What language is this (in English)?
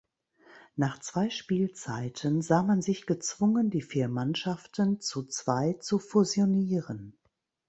German